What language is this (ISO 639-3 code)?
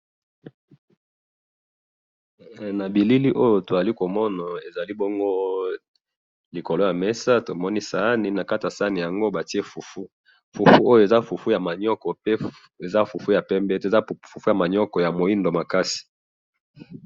lin